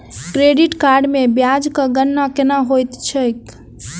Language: Maithili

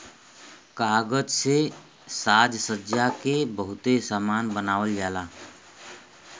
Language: Bhojpuri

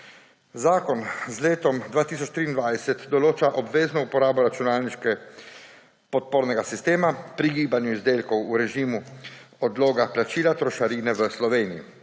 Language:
Slovenian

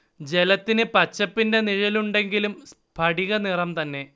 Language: Malayalam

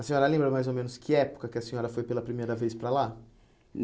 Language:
Portuguese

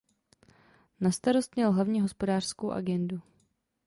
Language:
Czech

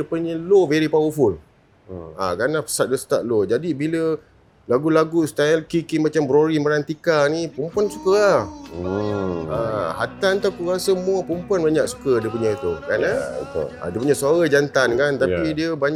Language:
Malay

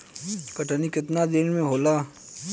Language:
Bhojpuri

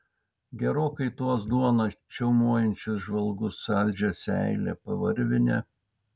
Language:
Lithuanian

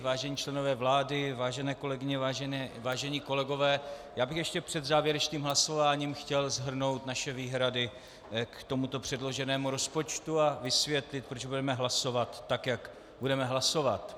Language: Czech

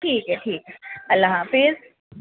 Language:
Urdu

